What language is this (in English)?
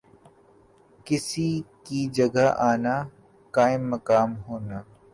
Urdu